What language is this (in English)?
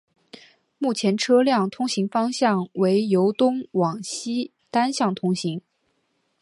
Chinese